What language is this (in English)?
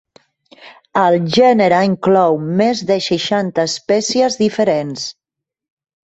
Catalan